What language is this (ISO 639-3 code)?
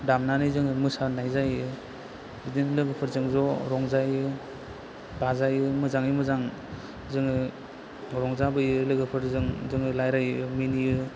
brx